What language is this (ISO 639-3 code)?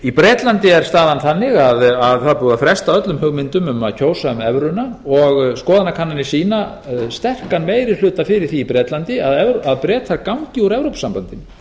isl